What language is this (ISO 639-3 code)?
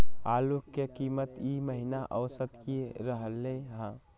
mag